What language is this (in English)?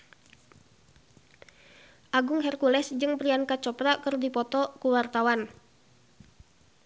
Sundanese